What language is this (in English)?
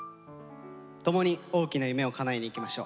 Japanese